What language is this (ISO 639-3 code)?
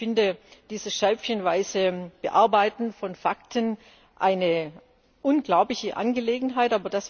deu